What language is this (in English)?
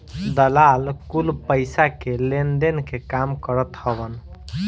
Bhojpuri